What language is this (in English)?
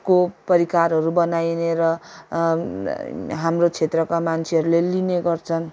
Nepali